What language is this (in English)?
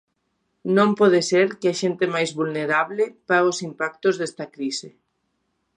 Galician